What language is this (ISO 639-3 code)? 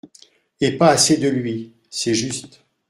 fra